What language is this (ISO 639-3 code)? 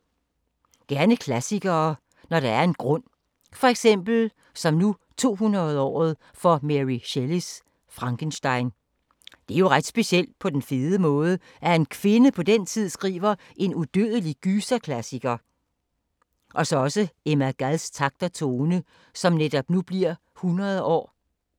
dan